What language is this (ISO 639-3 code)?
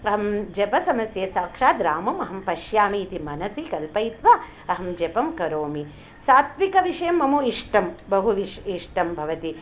san